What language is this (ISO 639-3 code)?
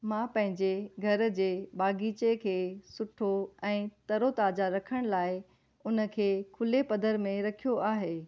snd